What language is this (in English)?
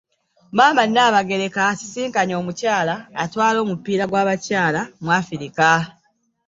Ganda